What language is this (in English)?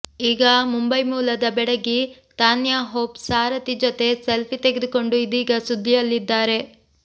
Kannada